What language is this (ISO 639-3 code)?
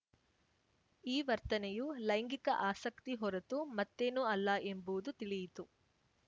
kan